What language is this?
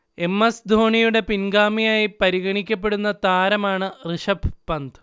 Malayalam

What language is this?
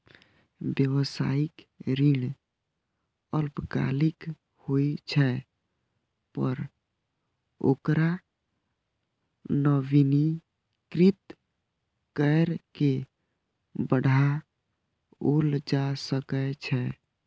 Maithili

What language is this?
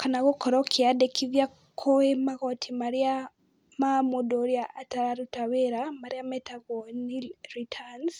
Kikuyu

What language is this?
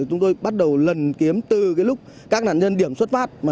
Vietnamese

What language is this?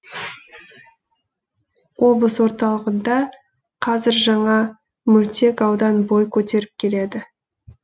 Kazakh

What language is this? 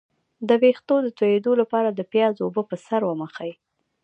Pashto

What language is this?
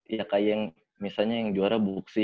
Indonesian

